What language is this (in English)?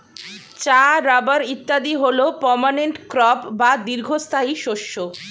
Bangla